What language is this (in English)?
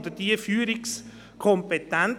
Swiss German